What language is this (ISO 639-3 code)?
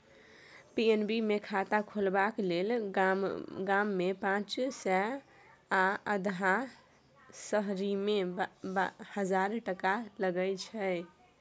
mai